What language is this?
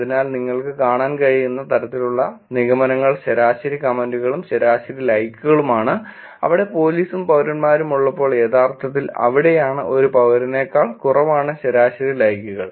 Malayalam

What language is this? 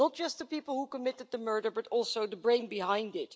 English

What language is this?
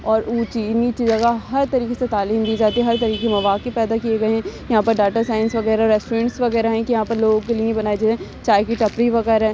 Urdu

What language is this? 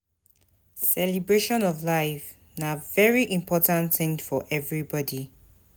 Nigerian Pidgin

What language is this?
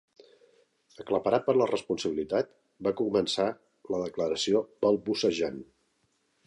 Catalan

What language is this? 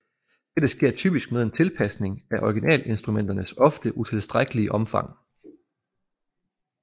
Danish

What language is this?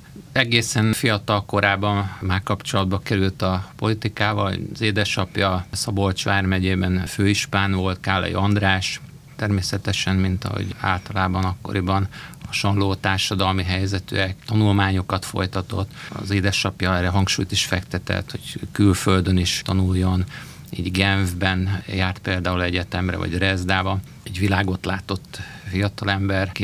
Hungarian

